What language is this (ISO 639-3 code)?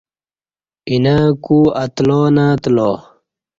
bsh